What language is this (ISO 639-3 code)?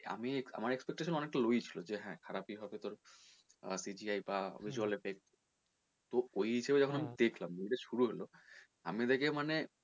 ben